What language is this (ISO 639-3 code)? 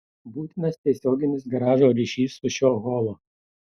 lit